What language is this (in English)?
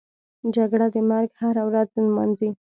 Pashto